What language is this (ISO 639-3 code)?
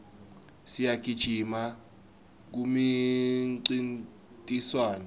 ssw